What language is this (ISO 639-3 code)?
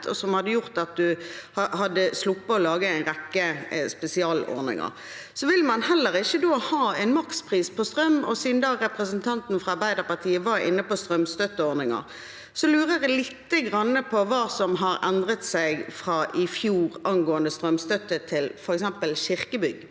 nor